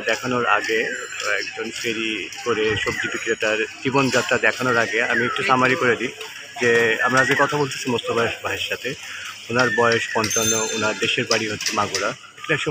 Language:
Romanian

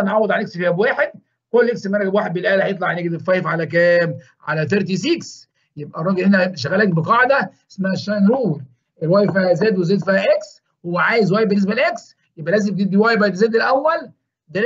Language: Arabic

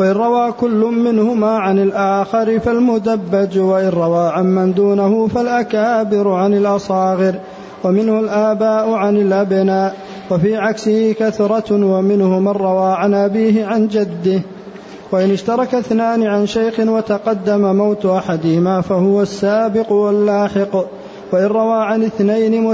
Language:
Arabic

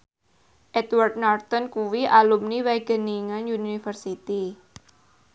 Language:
Javanese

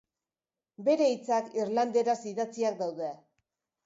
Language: Basque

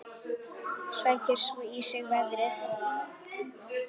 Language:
Icelandic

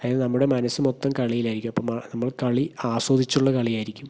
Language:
Malayalam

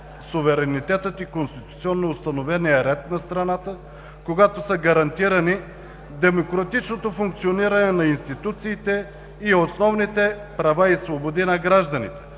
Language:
Bulgarian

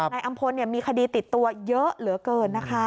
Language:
Thai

